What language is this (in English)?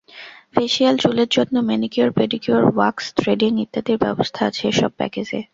Bangla